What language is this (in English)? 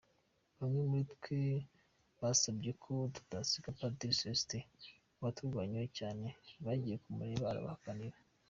Kinyarwanda